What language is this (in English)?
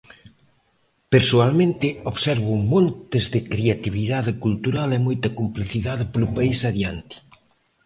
Galician